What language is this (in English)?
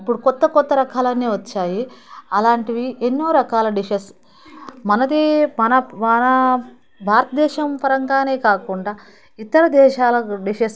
Telugu